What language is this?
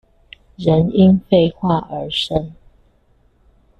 Chinese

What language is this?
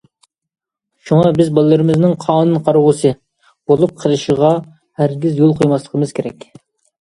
Uyghur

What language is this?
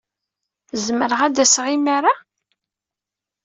Kabyle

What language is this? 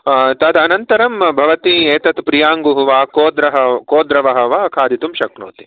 Sanskrit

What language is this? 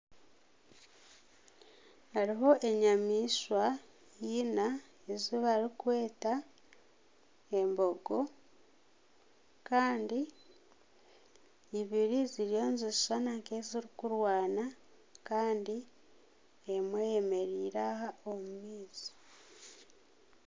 Nyankole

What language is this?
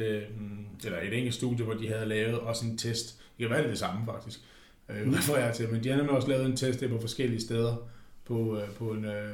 Danish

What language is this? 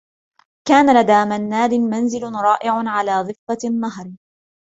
Arabic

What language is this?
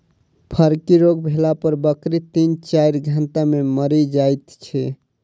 Maithili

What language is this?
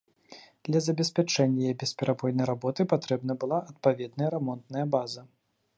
Belarusian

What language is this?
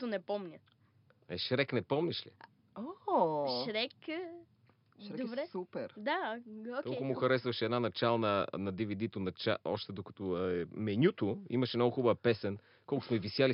Bulgarian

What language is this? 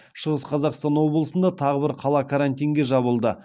Kazakh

